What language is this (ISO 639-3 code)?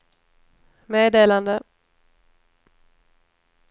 swe